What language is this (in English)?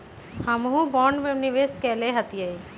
Magahi